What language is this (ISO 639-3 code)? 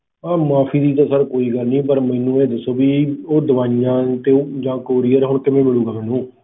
pan